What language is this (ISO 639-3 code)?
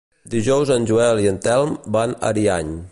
cat